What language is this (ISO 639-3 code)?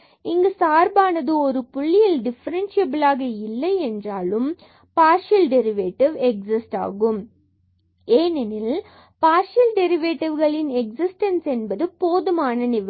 tam